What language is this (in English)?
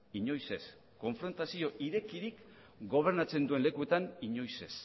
Basque